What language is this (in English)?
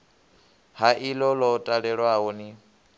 Venda